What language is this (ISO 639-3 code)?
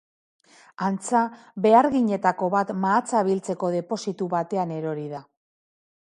eus